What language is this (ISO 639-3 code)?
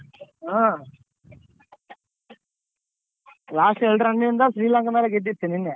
kan